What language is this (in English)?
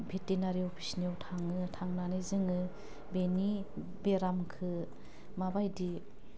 Bodo